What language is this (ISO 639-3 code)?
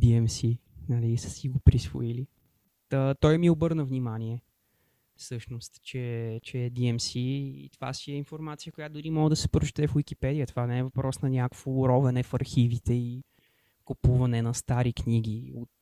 bul